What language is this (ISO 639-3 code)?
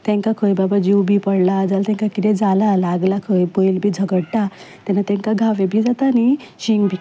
kok